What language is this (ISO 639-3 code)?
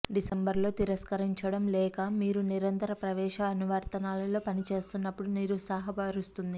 tel